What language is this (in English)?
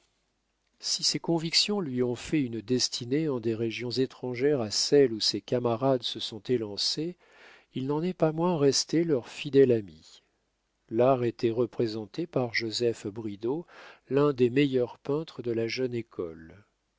French